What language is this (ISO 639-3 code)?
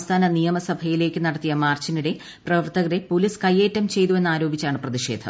mal